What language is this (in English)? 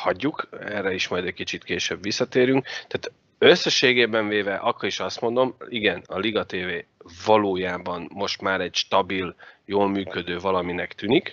Hungarian